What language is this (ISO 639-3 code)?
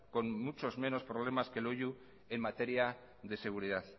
spa